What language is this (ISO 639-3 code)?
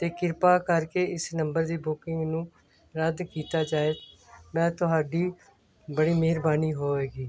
pan